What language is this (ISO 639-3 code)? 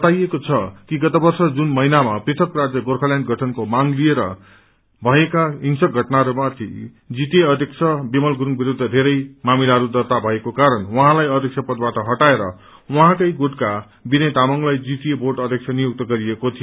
nep